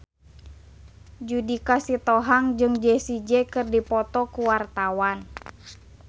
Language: Sundanese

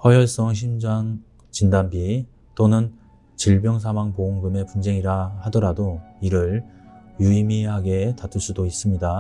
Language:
Korean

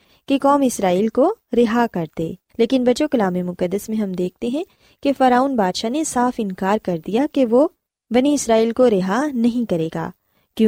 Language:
Urdu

